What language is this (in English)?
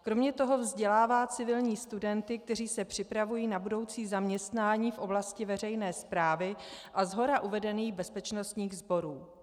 Czech